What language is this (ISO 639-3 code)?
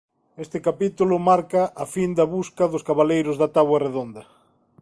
glg